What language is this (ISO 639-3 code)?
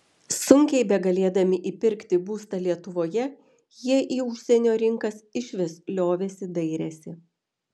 lit